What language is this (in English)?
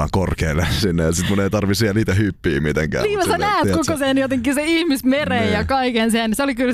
Finnish